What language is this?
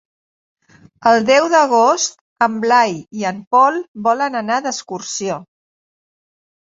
Catalan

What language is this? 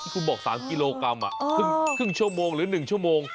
Thai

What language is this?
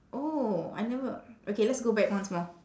English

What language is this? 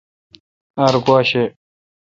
Kalkoti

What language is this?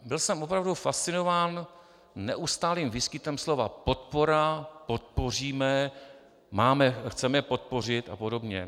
Czech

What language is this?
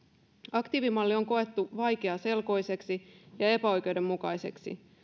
Finnish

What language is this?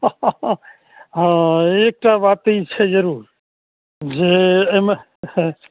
Maithili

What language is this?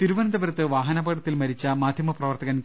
Malayalam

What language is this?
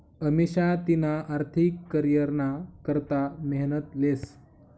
Marathi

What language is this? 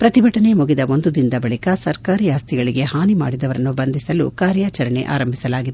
Kannada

